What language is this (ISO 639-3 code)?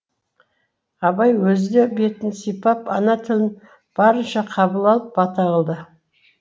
kaz